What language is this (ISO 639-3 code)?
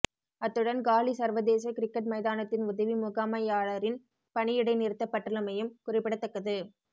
tam